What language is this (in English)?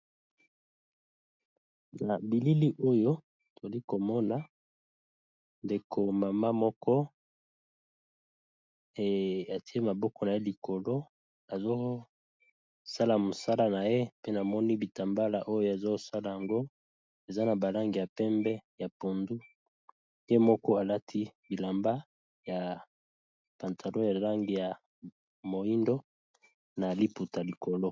Lingala